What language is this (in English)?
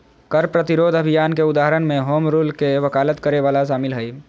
Magahi